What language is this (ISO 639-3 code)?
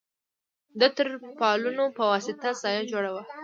pus